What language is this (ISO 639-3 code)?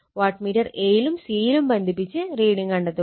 mal